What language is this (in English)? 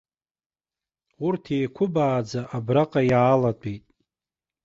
Abkhazian